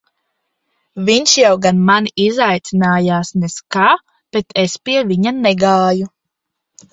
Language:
Latvian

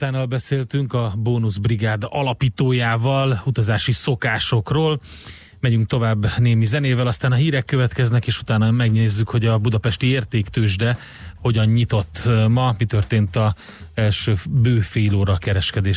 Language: Hungarian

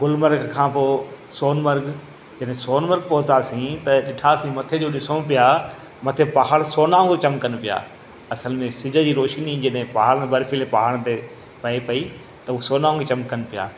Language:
Sindhi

